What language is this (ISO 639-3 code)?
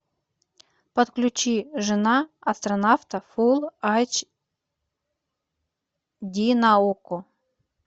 rus